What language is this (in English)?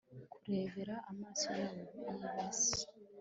Kinyarwanda